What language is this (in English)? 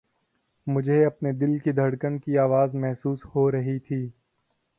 Urdu